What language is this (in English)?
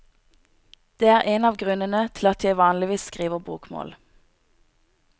Norwegian